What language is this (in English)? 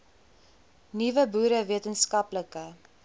Afrikaans